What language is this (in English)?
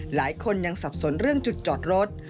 Thai